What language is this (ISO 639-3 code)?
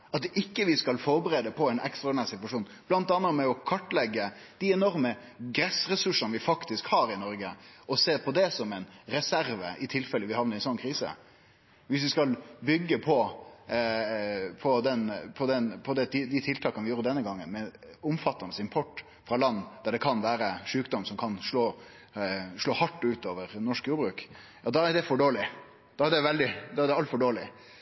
nno